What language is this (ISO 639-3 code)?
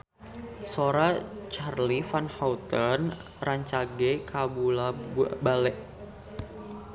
sun